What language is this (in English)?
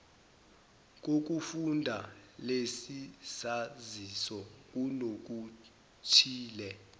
Zulu